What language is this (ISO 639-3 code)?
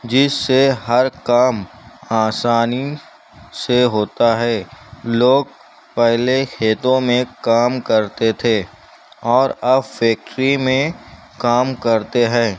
urd